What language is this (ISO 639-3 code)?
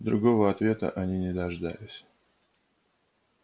rus